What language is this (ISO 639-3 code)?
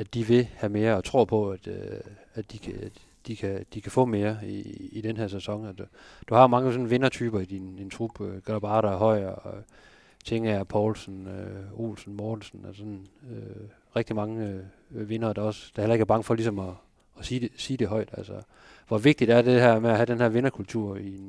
dan